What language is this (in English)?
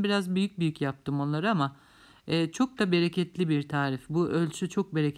Turkish